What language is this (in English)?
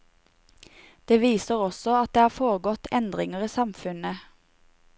Norwegian